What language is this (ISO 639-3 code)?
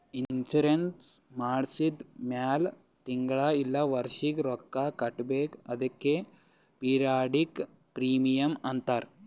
kan